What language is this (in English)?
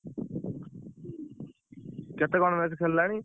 Odia